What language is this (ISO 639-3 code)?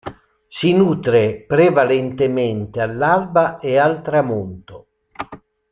ita